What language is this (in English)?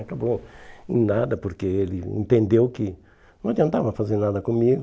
Portuguese